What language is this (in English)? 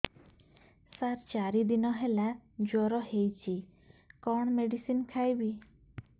Odia